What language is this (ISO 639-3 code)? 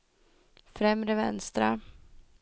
swe